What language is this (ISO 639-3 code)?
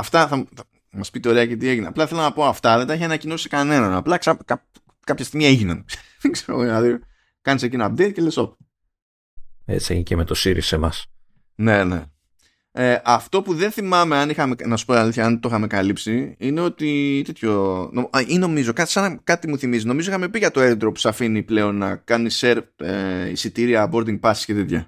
ell